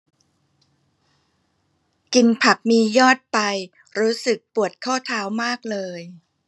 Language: Thai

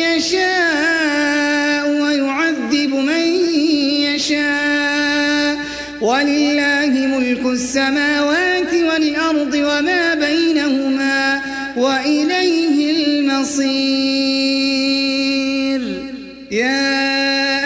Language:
Arabic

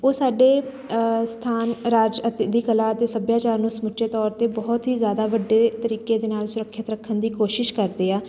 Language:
Punjabi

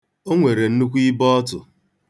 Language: Igbo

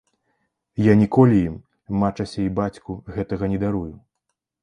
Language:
Belarusian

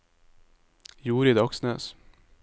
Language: Norwegian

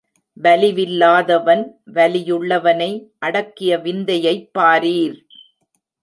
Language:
Tamil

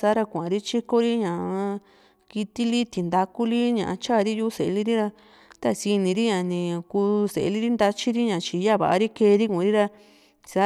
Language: Juxtlahuaca Mixtec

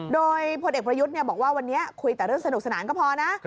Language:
Thai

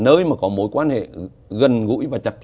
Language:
Vietnamese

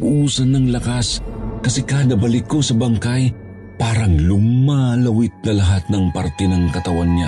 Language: Filipino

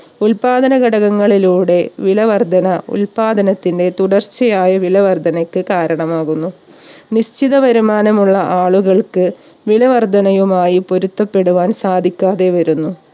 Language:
Malayalam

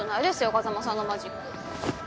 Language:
Japanese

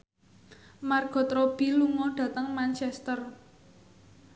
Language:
Javanese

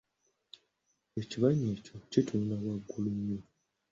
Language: Ganda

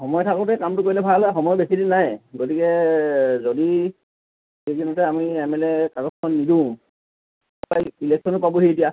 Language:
Assamese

